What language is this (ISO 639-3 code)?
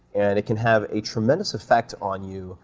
eng